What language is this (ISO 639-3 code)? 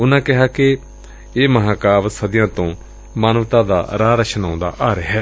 pan